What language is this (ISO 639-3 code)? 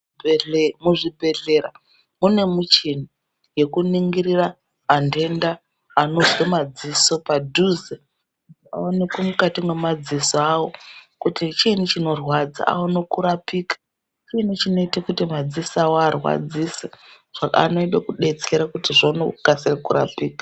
ndc